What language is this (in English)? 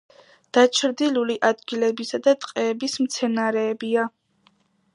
Georgian